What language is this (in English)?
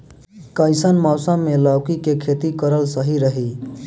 Bhojpuri